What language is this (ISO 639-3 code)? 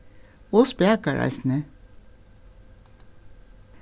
fao